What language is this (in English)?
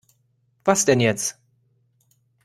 German